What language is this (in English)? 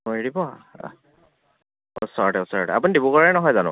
Assamese